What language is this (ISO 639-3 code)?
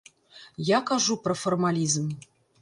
bel